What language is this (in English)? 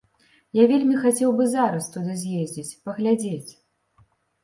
Belarusian